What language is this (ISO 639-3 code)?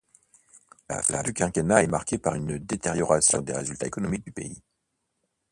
fra